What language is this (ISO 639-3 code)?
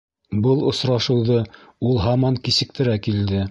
bak